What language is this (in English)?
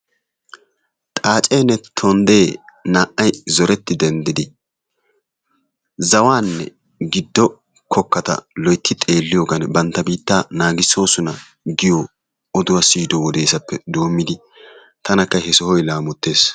Wolaytta